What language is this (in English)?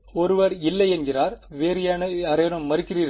Tamil